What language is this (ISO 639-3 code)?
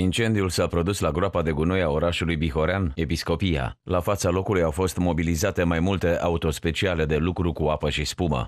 ron